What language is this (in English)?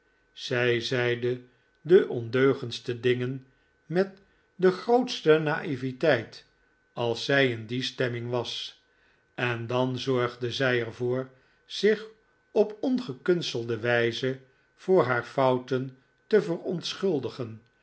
Dutch